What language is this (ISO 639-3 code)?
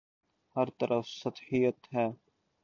urd